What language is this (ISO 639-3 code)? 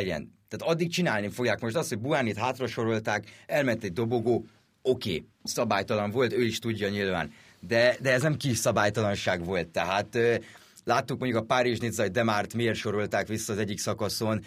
hun